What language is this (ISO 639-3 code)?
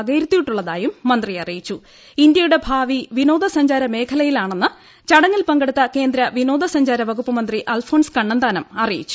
mal